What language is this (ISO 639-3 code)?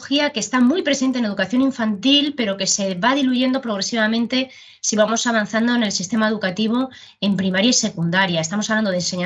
spa